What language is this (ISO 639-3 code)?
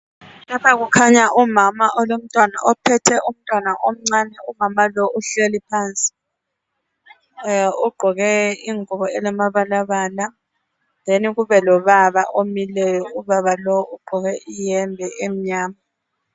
nde